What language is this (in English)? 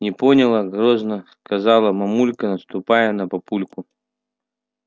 Russian